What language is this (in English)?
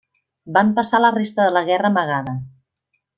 Catalan